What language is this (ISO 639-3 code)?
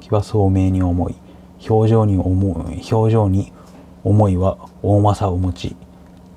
jpn